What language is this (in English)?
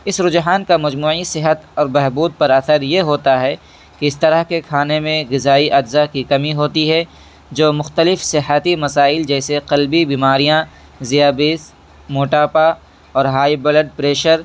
Urdu